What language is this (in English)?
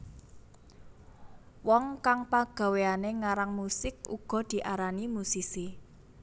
Javanese